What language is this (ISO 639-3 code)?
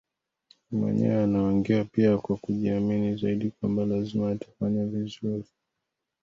swa